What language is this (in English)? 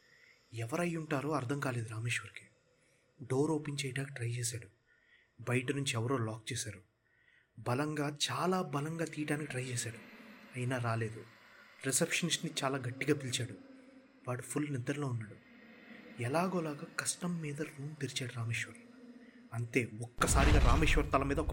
Telugu